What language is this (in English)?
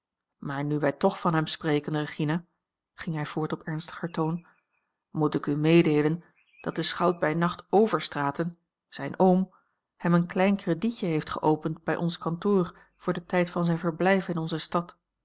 Dutch